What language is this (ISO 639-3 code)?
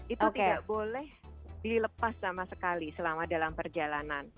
ind